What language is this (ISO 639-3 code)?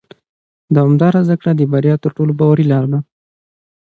pus